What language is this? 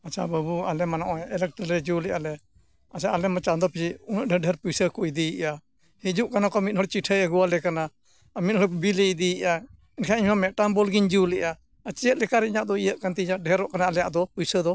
Santali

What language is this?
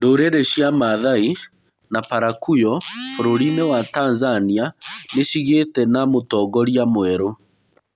Kikuyu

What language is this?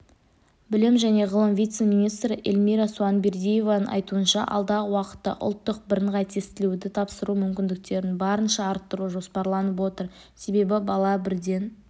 Kazakh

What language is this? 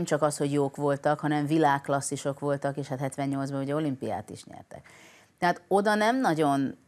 Hungarian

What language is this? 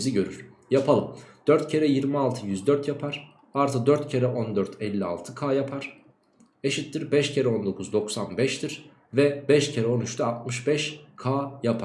Turkish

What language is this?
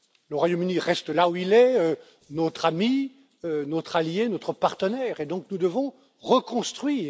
French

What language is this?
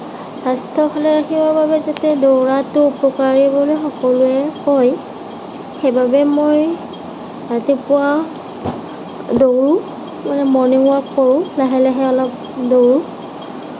Assamese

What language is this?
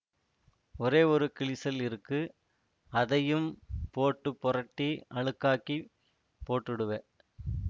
Tamil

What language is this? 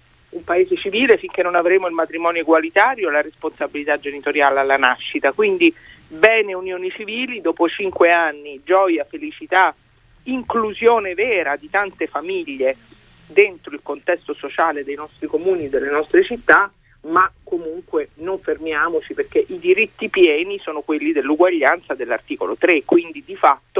Italian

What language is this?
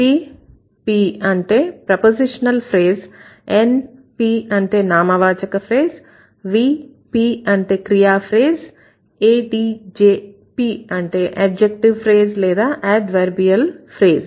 Telugu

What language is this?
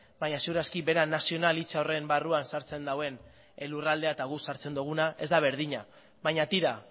Basque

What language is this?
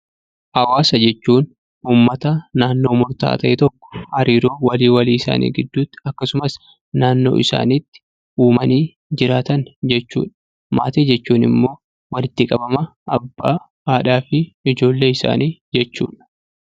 Oromo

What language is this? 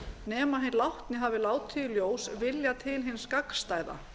Icelandic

